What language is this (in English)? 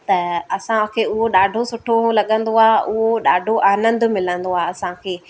Sindhi